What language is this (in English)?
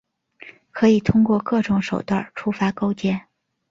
Chinese